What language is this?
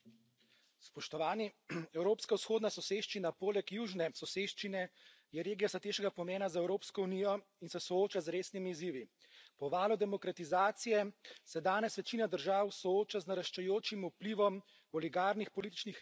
Slovenian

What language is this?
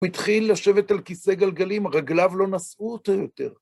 Hebrew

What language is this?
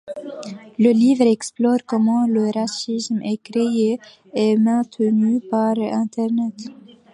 French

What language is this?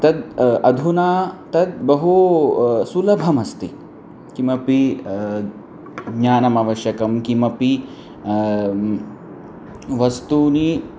Sanskrit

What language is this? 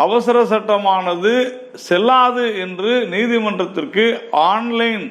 Tamil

